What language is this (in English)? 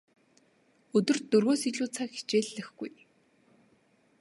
Mongolian